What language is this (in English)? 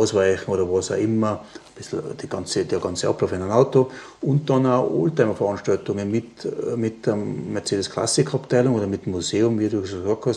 German